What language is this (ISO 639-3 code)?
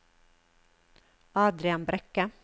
nor